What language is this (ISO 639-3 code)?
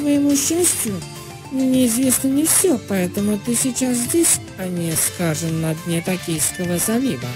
rus